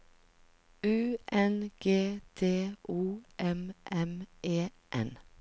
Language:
Norwegian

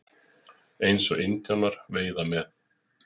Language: Icelandic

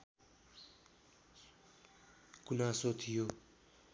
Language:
Nepali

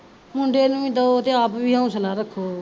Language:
Punjabi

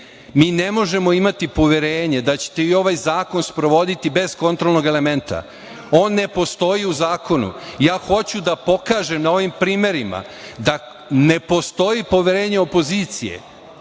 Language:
Serbian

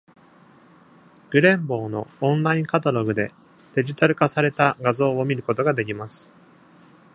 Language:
Japanese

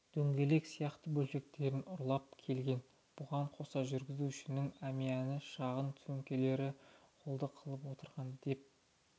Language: Kazakh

